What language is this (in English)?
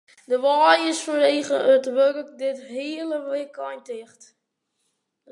Western Frisian